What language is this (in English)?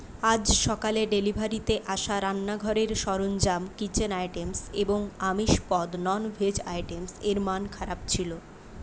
Bangla